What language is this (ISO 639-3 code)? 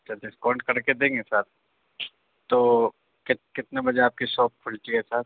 urd